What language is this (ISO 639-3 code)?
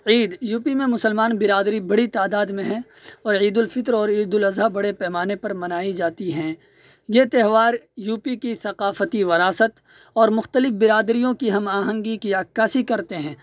urd